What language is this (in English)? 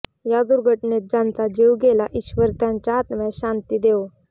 Marathi